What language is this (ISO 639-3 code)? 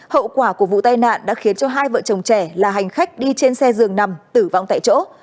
vie